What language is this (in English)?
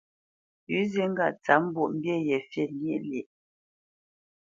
Bamenyam